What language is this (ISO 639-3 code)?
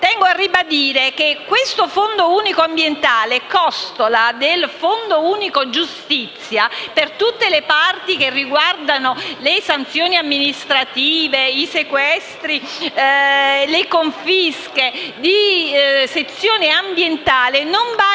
ita